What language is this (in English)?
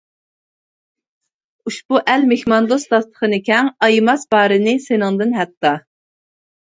Uyghur